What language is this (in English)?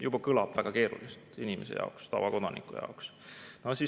Estonian